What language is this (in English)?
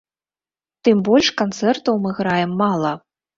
Belarusian